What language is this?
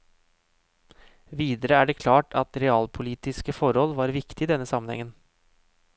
Norwegian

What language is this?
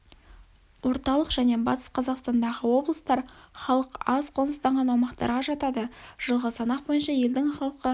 Kazakh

